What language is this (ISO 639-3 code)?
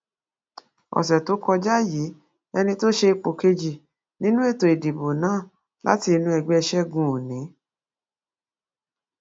yor